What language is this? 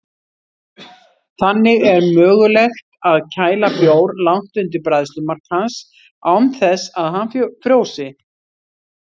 Icelandic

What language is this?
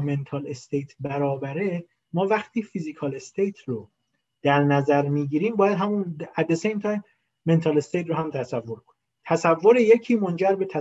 Persian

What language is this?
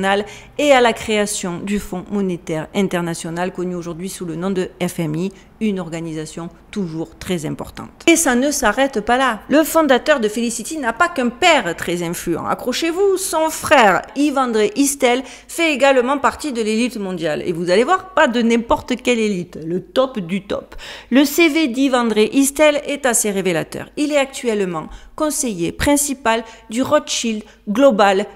French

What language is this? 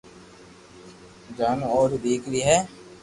Loarki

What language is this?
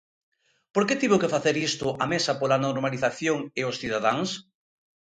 Galician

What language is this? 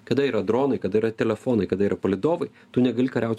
Lithuanian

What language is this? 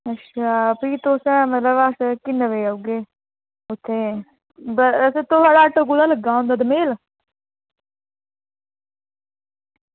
Dogri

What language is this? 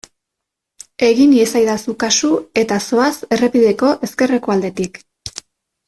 Basque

